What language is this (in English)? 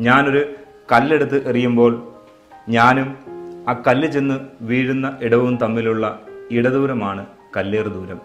Malayalam